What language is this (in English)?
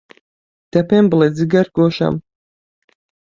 Central Kurdish